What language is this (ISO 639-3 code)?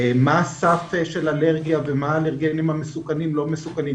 heb